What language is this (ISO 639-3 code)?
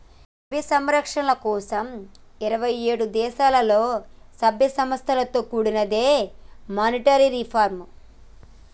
tel